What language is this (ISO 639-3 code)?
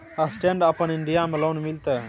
mai